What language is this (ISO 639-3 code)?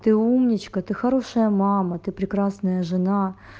rus